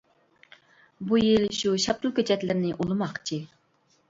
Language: Uyghur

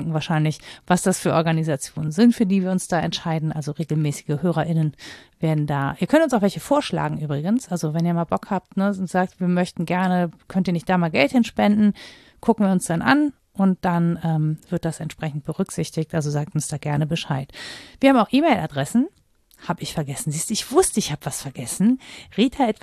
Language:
German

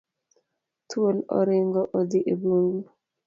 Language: Luo (Kenya and Tanzania)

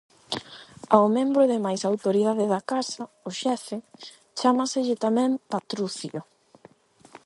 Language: Galician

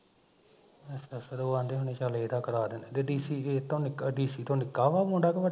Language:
Punjabi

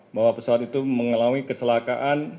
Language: Indonesian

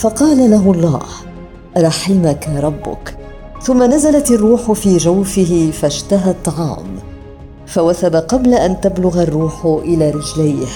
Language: Arabic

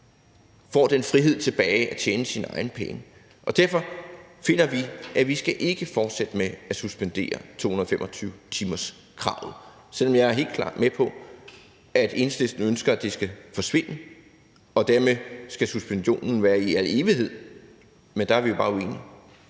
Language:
Danish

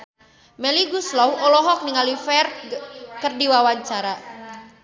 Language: Sundanese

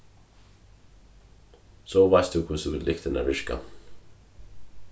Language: Faroese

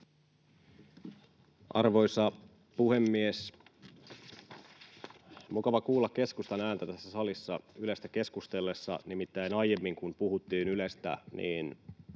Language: Finnish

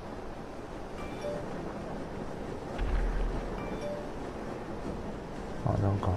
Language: Japanese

